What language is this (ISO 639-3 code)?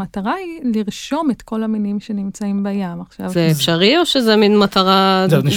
heb